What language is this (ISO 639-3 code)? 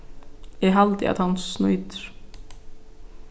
fao